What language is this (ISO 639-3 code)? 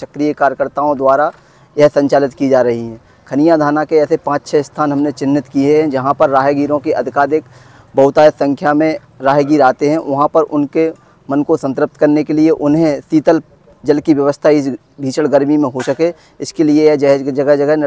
hin